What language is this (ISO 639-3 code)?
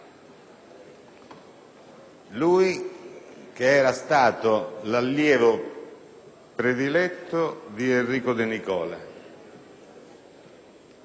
ita